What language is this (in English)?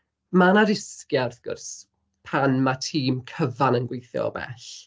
Welsh